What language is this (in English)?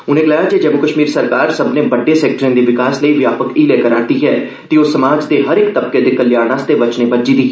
Dogri